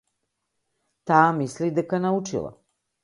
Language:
Macedonian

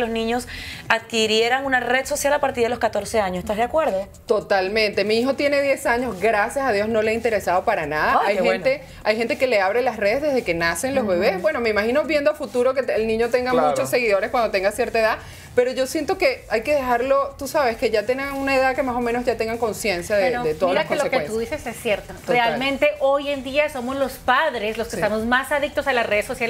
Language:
Spanish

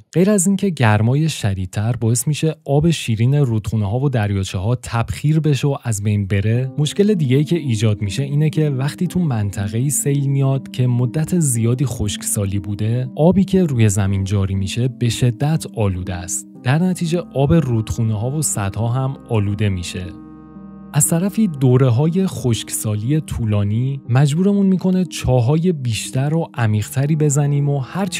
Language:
Persian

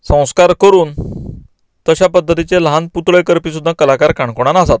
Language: Konkani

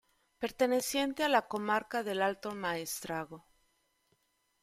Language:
Spanish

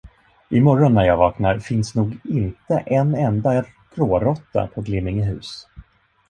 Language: Swedish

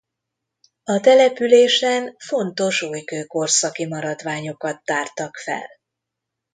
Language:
Hungarian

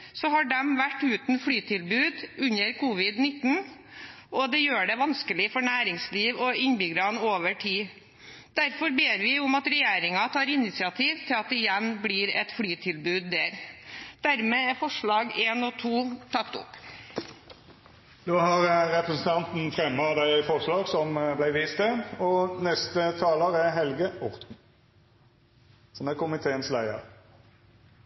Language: Norwegian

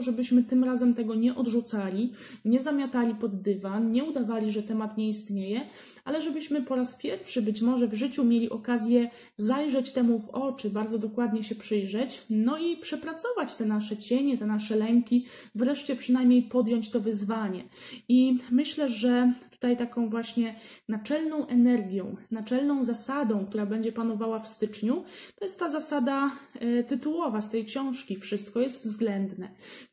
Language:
Polish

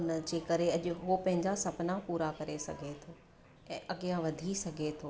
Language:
Sindhi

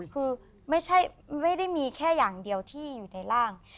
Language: Thai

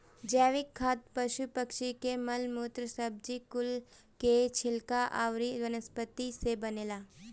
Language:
Bhojpuri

